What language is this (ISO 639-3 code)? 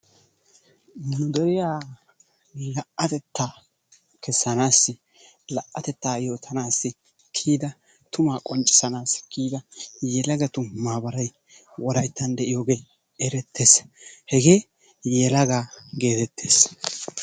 wal